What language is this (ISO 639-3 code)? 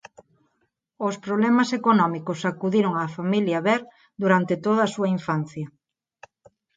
glg